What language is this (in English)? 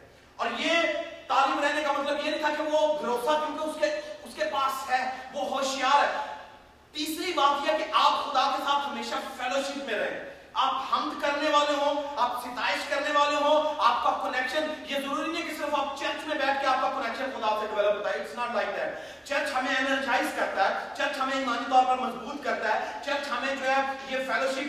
Urdu